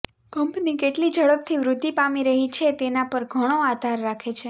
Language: Gujarati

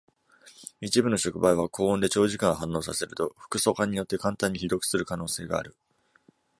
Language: Japanese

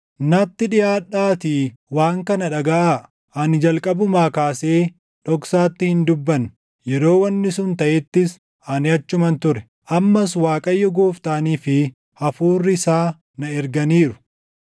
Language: Oromo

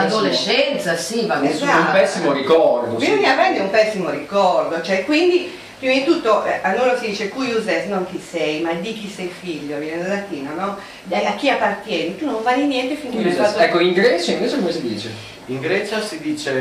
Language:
Italian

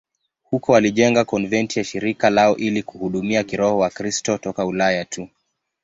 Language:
Swahili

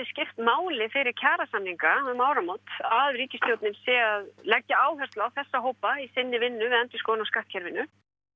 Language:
Icelandic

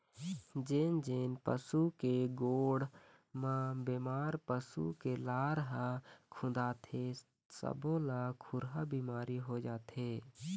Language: Chhattisgarhi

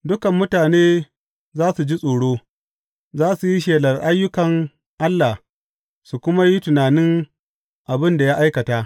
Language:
Hausa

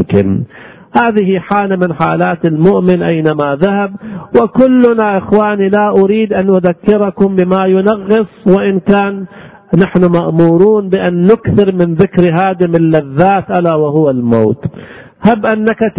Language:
Arabic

